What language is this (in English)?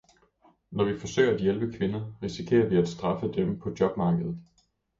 Danish